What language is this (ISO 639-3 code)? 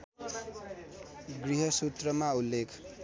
nep